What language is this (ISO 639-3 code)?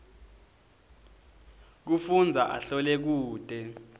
ssw